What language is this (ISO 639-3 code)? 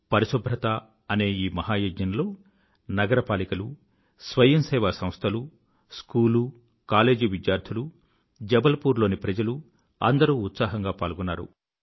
tel